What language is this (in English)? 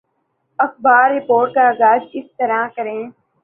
Urdu